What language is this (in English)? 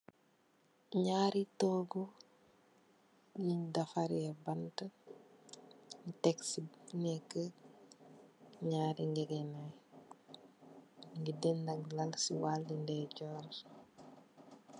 Wolof